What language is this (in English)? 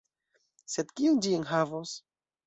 Esperanto